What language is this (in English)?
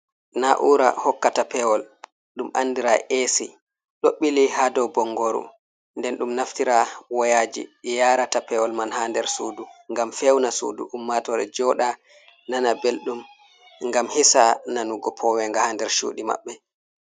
Fula